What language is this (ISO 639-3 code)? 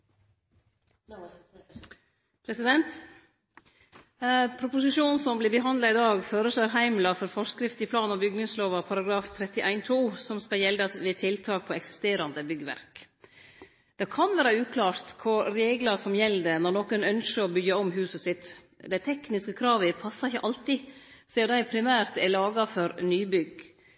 nno